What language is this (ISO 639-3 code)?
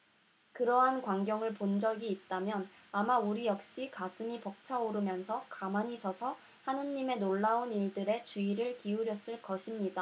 kor